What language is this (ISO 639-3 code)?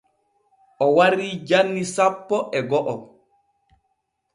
fue